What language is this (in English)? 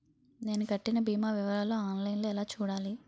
Telugu